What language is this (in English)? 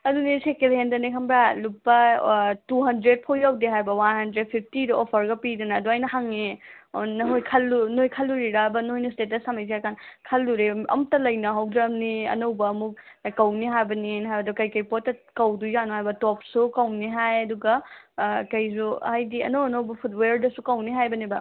Manipuri